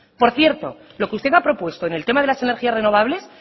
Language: Spanish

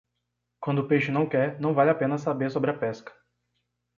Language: Portuguese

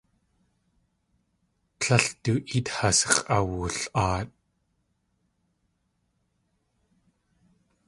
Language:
Tlingit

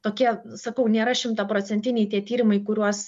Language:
Lithuanian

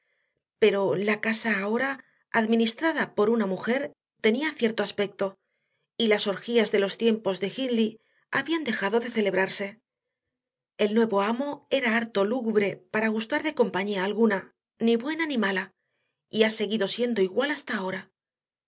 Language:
Spanish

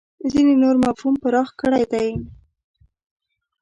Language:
Pashto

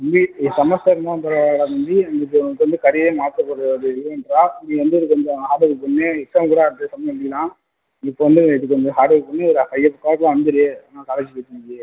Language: Tamil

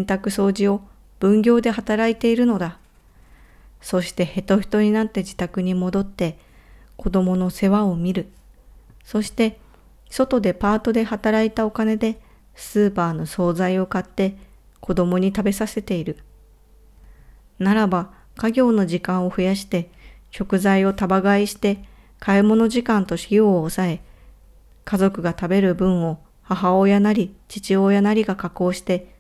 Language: Japanese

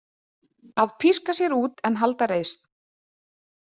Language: Icelandic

